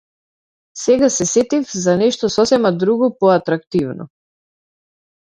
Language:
Macedonian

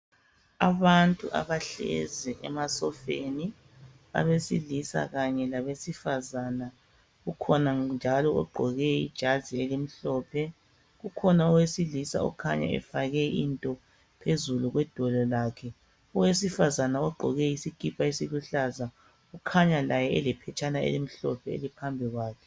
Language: North Ndebele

